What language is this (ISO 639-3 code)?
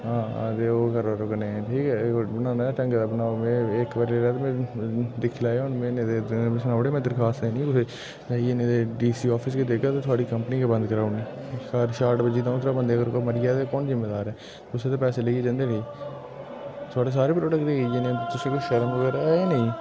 doi